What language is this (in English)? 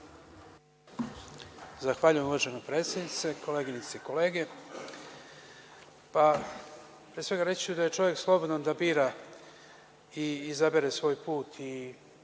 Serbian